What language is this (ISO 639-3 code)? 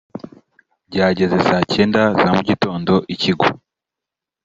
kin